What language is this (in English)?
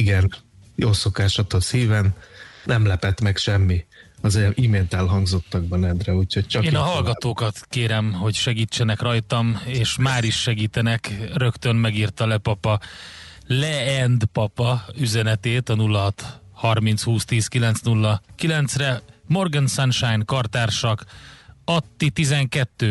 Hungarian